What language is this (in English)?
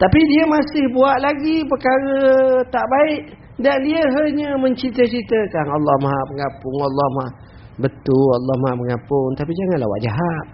Malay